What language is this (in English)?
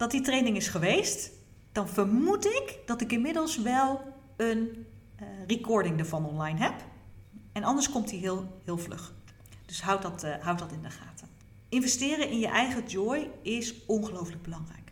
Dutch